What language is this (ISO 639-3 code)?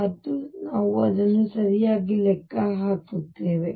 kan